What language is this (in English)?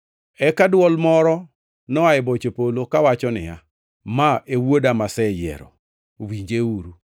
Luo (Kenya and Tanzania)